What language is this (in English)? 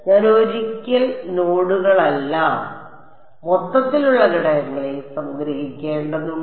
Malayalam